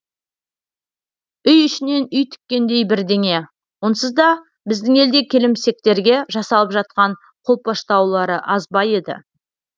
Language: Kazakh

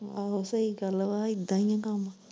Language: Punjabi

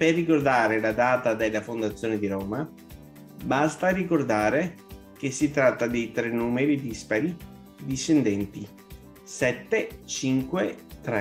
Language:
Italian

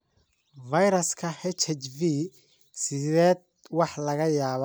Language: Somali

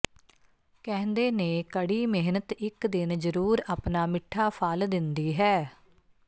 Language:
Punjabi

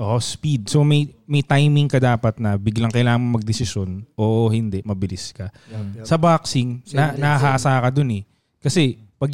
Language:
Filipino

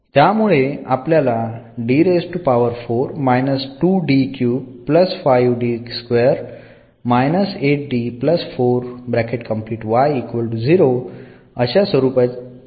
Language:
Marathi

